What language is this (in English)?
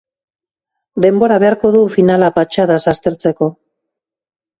Basque